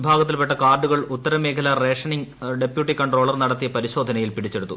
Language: Malayalam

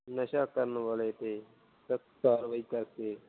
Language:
Punjabi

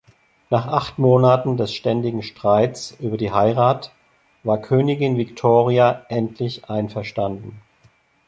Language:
German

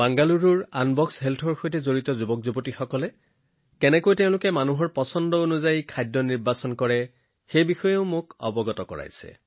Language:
Assamese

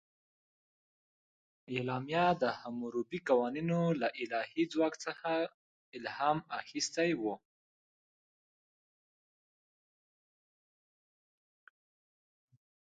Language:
Pashto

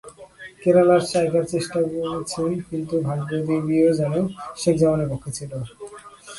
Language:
Bangla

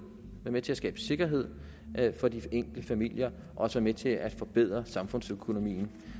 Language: Danish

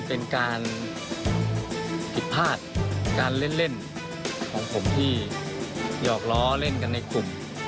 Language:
Thai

